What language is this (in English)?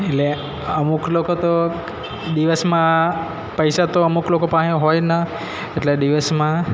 Gujarati